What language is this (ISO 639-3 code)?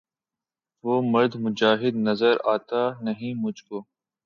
urd